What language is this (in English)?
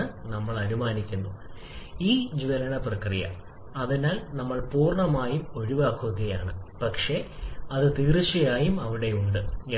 Malayalam